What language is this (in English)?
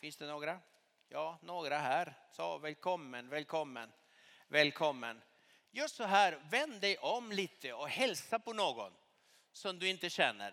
Swedish